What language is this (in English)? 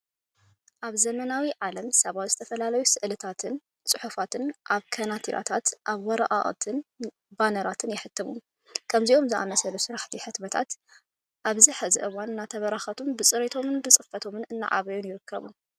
Tigrinya